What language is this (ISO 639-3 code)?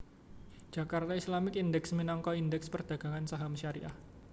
jav